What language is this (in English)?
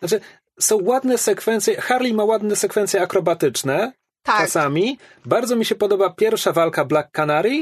Polish